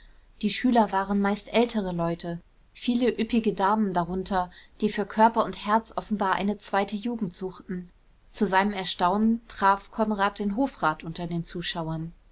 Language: German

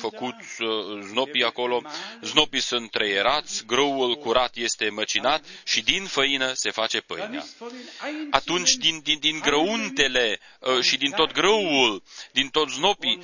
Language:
Romanian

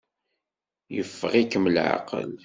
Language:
Kabyle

